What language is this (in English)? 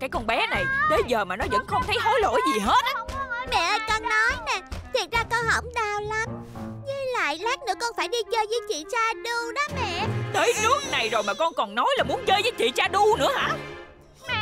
Vietnamese